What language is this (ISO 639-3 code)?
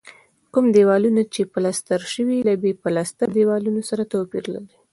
pus